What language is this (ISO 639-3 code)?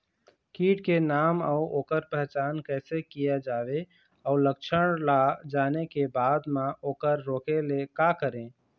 hne